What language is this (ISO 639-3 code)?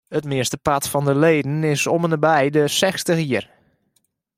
fry